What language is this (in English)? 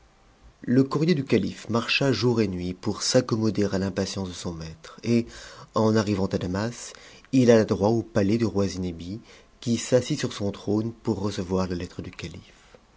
French